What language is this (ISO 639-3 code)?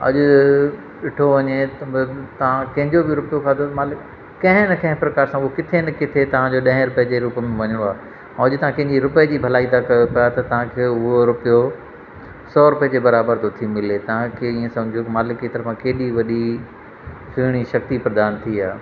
snd